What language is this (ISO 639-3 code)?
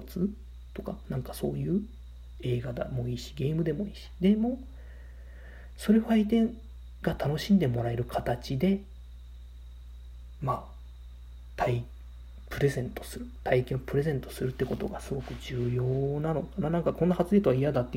jpn